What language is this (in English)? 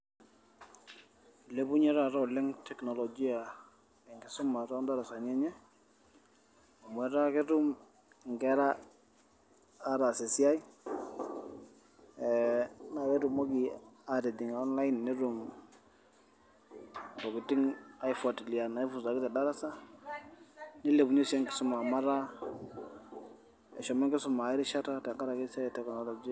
Masai